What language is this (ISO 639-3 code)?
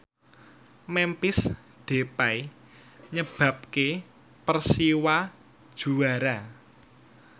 jav